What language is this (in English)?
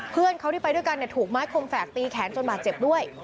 Thai